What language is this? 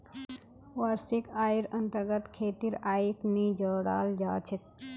Magahi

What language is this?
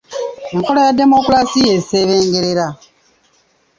Ganda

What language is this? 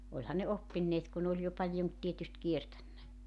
Finnish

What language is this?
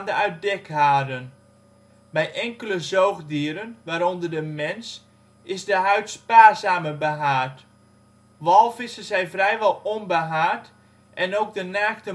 Dutch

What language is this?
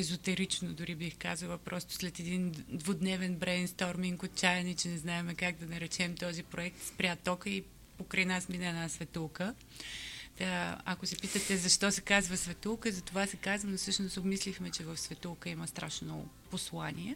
Bulgarian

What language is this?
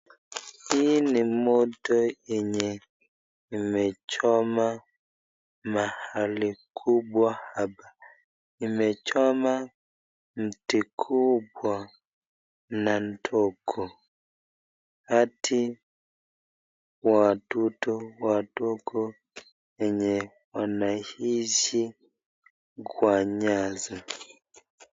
Swahili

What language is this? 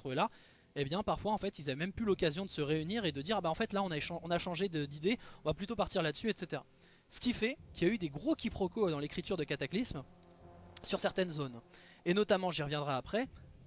French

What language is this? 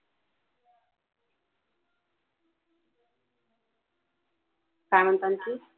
Marathi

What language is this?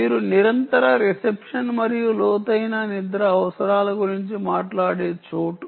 Telugu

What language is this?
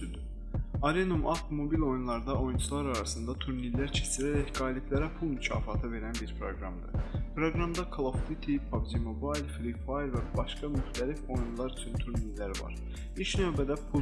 Turkish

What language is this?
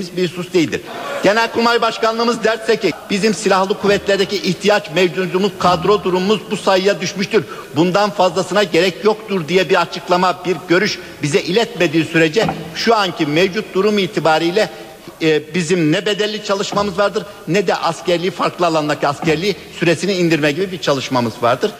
Turkish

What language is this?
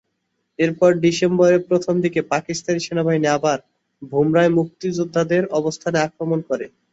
Bangla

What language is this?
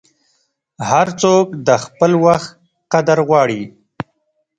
Pashto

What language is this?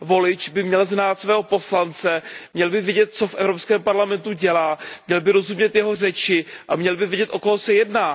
Czech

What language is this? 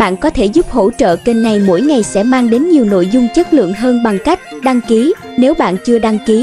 Vietnamese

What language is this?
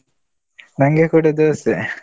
Kannada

